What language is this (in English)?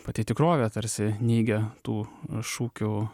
Lithuanian